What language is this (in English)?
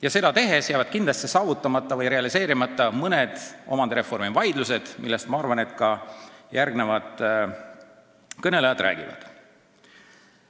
Estonian